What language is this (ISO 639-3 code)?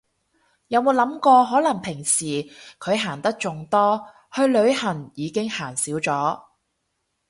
yue